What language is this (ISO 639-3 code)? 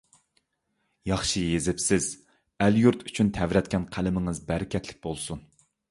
uig